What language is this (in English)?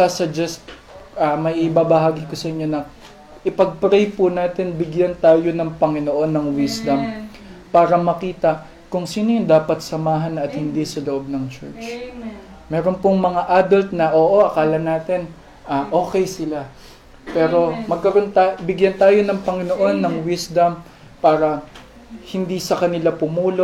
Filipino